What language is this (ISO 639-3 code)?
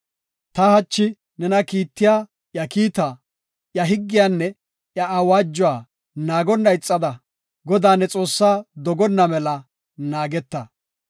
gof